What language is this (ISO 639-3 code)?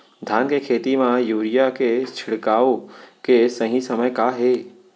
hne